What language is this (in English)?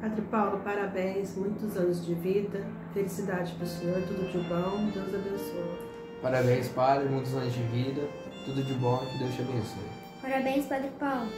Portuguese